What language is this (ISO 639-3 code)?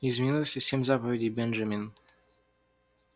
rus